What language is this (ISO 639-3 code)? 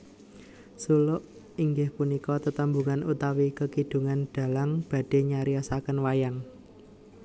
jav